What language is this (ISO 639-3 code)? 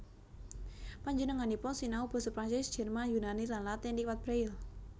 jav